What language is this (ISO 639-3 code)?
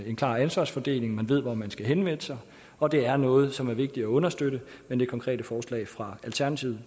dan